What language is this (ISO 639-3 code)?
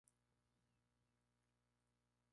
spa